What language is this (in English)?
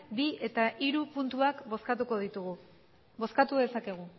Basque